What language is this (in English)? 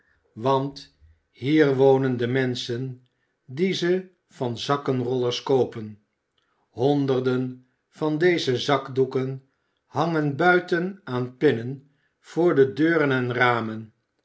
Dutch